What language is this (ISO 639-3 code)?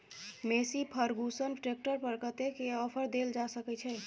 mai